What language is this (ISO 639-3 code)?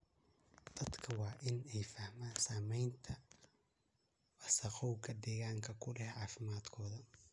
som